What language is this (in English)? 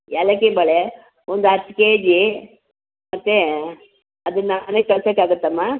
Kannada